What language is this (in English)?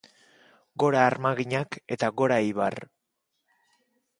Basque